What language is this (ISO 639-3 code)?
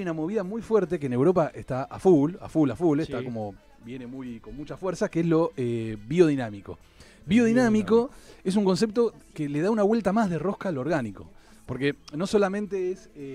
spa